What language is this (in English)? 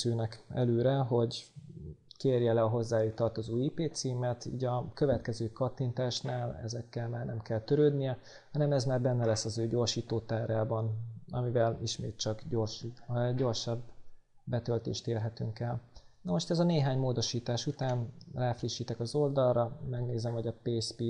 Hungarian